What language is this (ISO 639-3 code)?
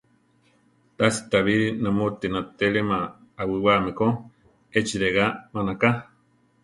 tar